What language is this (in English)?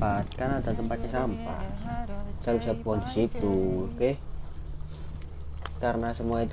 Indonesian